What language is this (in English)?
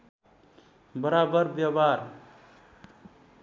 Nepali